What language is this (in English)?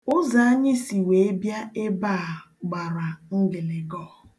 Igbo